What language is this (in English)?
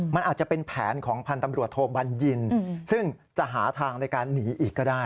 Thai